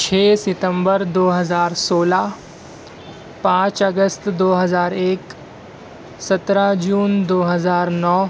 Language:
Urdu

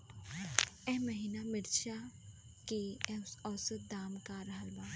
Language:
Bhojpuri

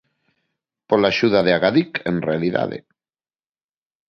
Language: Galician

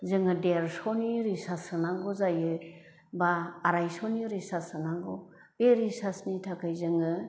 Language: Bodo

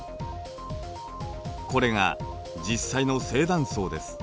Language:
Japanese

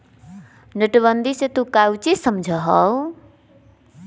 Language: Magahi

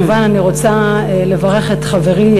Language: Hebrew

